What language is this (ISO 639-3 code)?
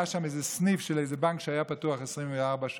heb